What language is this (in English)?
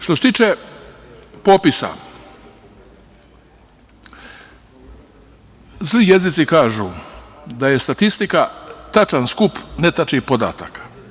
Serbian